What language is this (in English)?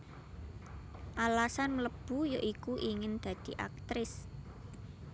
Javanese